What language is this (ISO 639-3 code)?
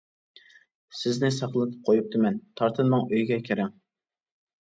uig